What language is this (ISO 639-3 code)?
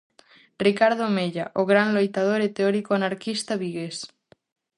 glg